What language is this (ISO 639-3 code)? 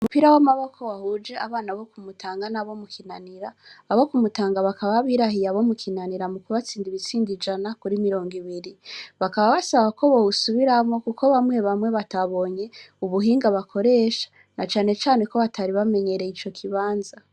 run